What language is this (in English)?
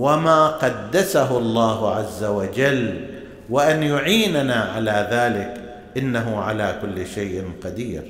Arabic